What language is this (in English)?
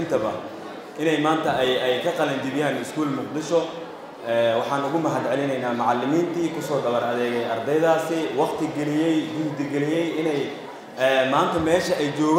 Arabic